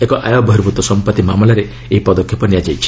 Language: Odia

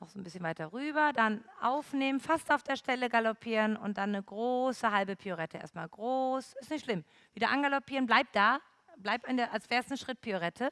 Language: German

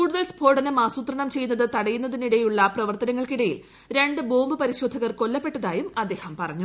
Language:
Malayalam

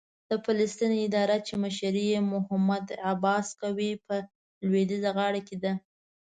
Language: Pashto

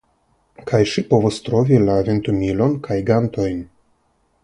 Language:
Esperanto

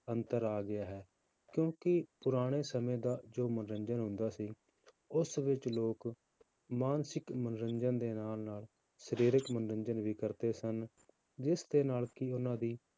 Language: Punjabi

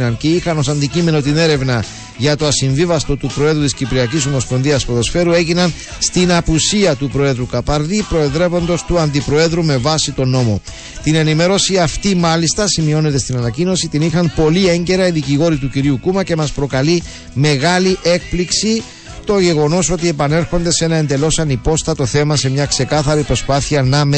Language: Greek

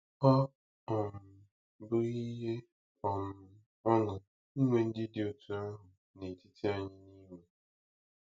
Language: Igbo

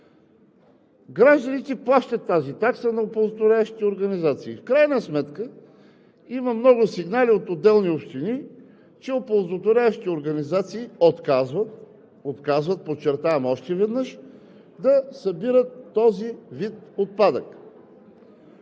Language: Bulgarian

